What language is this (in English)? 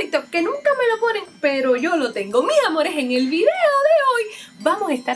Spanish